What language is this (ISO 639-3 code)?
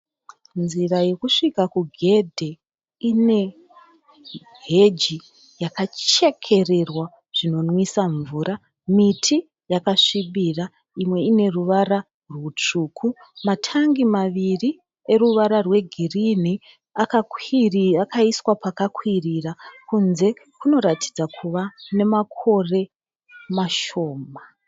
sna